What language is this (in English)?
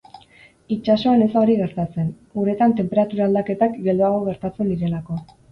Basque